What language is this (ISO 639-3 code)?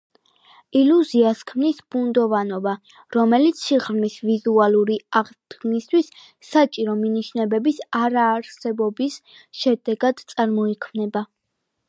kat